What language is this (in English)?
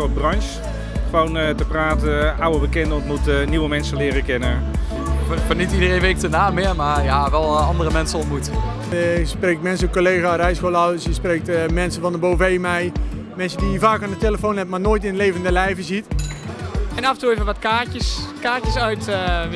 Dutch